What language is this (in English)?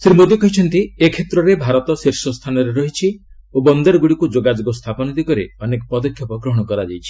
Odia